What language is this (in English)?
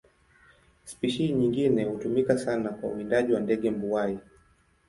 Swahili